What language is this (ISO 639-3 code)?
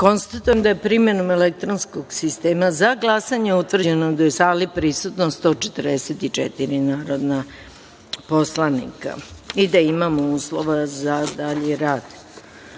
srp